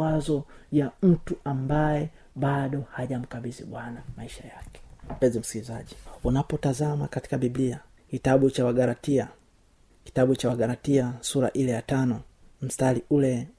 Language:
Swahili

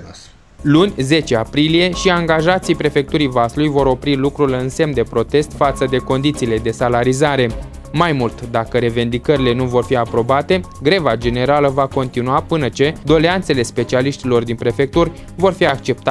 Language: Romanian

